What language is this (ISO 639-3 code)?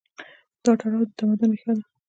pus